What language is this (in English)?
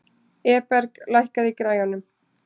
Icelandic